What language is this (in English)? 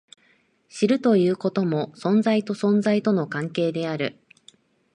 Japanese